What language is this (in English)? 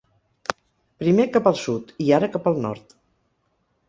Catalan